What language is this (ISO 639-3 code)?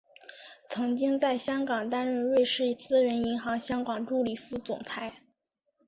zho